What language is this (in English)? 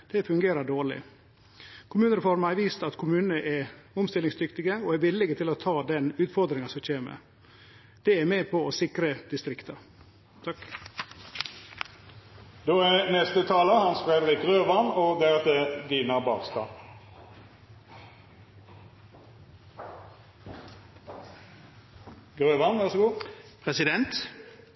Norwegian